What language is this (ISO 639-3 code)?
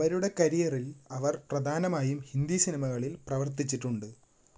mal